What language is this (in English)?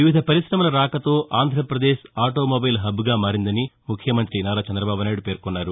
Telugu